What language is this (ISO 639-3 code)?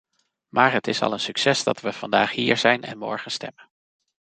nld